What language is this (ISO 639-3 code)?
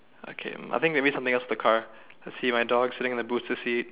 eng